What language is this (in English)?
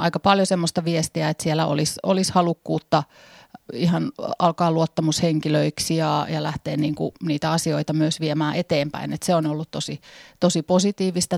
Finnish